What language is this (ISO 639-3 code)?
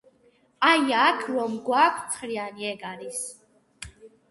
kat